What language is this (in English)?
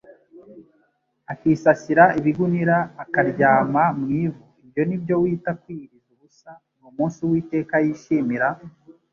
Kinyarwanda